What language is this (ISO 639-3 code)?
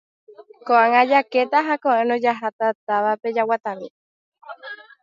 grn